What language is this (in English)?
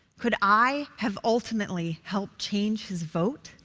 English